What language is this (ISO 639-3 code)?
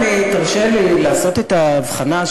heb